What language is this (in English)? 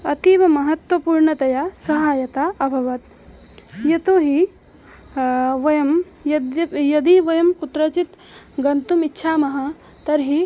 Sanskrit